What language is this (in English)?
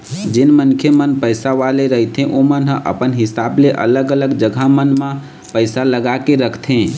Chhattisgarhi